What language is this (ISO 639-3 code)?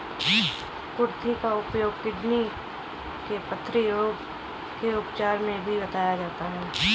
hin